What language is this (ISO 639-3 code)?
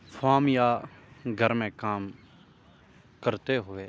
urd